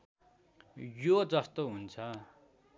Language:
Nepali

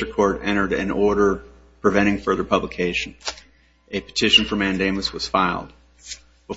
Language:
English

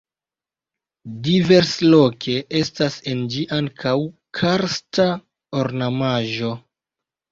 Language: Esperanto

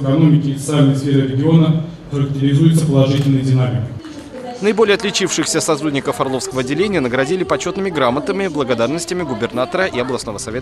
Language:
Russian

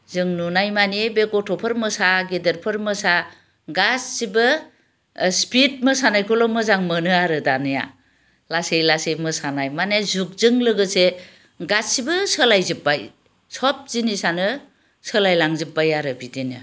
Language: Bodo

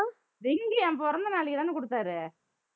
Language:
Tamil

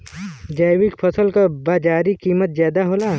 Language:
Bhojpuri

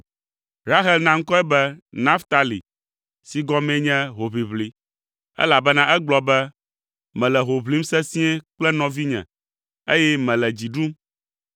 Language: Ewe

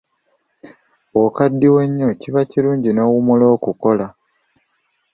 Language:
Ganda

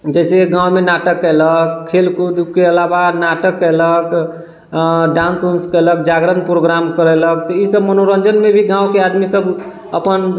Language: Maithili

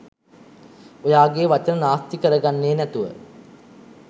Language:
Sinhala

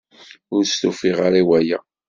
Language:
Kabyle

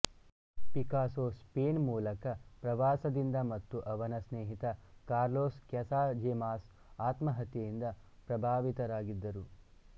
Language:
Kannada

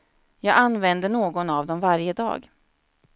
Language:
Swedish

